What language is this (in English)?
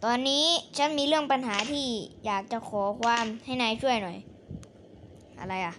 Thai